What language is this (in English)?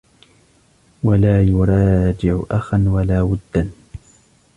Arabic